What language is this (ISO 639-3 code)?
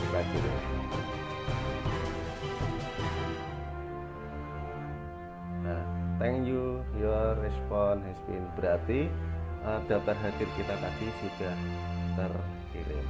ind